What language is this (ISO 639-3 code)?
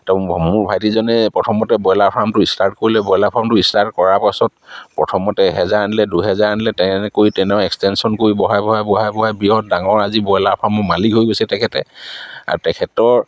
asm